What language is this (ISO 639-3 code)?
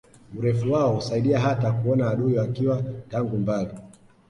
swa